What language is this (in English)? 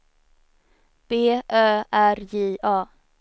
Swedish